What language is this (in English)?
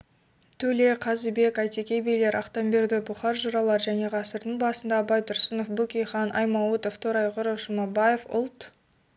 Kazakh